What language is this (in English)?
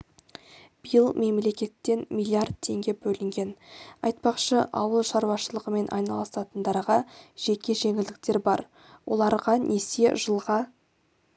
Kazakh